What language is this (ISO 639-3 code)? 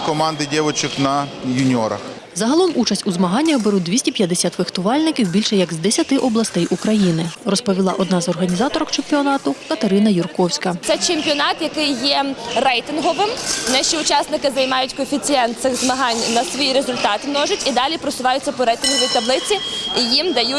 ukr